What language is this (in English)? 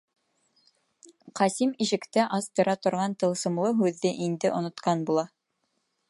Bashkir